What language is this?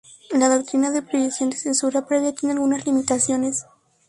Spanish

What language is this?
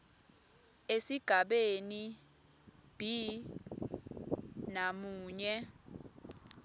Swati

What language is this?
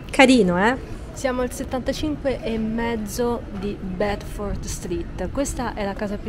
Italian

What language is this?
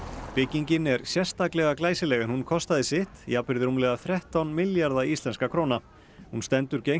Icelandic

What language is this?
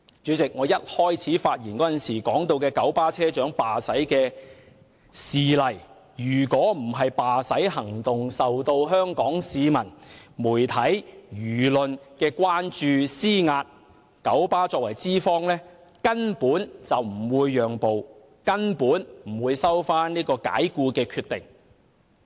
Cantonese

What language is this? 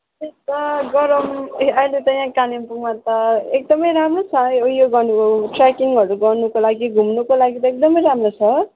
Nepali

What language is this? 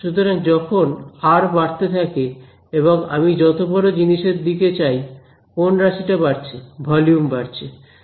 Bangla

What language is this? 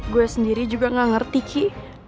Indonesian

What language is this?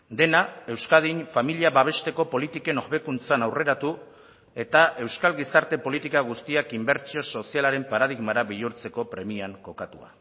Basque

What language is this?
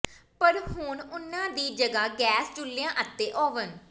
Punjabi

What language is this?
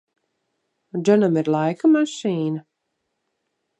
Latvian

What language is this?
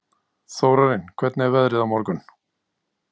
Icelandic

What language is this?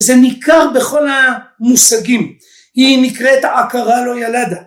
Hebrew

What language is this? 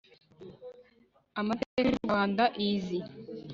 Kinyarwanda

